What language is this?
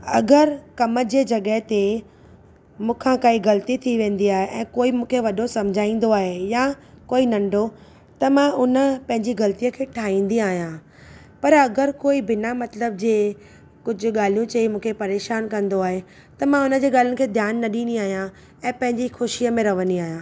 Sindhi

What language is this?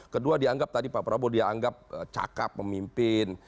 Indonesian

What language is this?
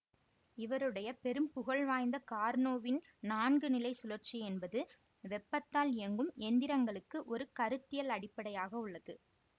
Tamil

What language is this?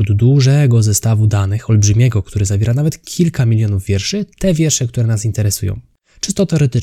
Polish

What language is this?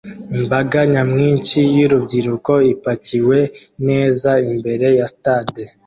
Kinyarwanda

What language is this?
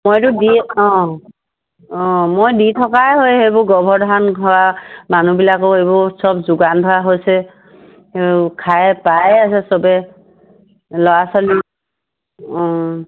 Assamese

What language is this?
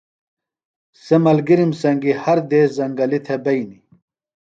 Phalura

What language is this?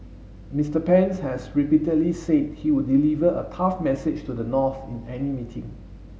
English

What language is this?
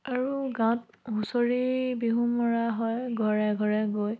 Assamese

